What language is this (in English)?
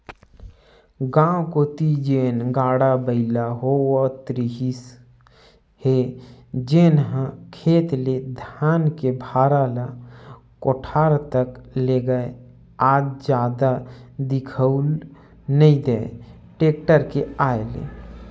Chhattisgarhi